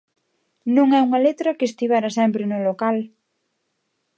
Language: Galician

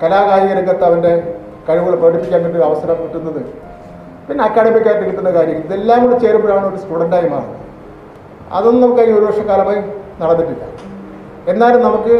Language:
Malayalam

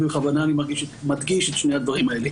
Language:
Hebrew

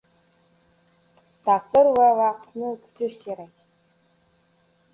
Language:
Uzbek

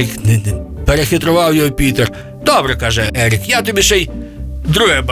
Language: Ukrainian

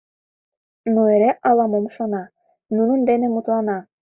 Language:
Mari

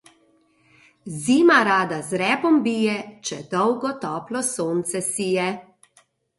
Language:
Slovenian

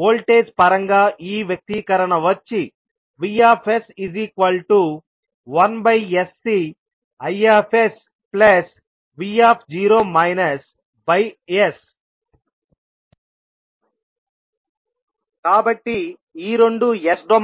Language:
Telugu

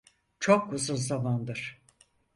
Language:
Turkish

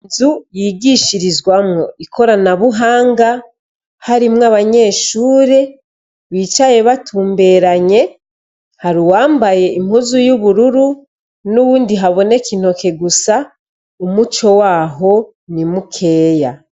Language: Rundi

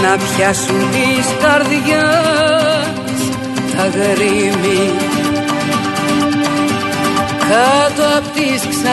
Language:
Greek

